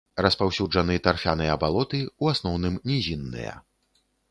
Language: Belarusian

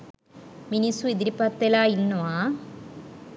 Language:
Sinhala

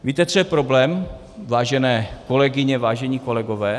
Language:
Czech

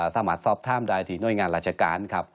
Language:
Thai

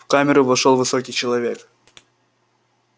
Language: Russian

